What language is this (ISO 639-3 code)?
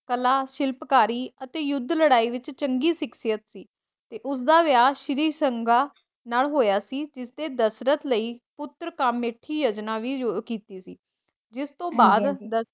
pan